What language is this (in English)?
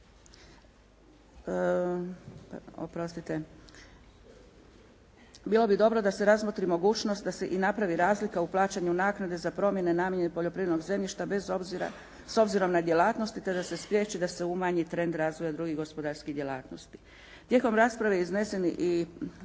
Croatian